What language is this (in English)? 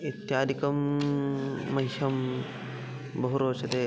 Sanskrit